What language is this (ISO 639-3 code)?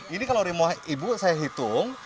ind